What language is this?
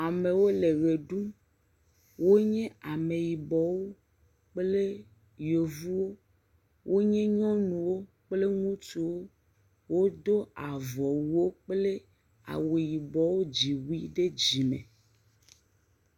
Ewe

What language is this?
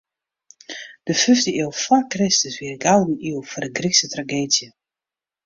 Western Frisian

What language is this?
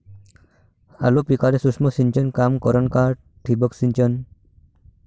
Marathi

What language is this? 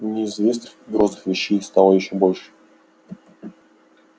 Russian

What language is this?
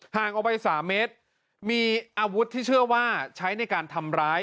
Thai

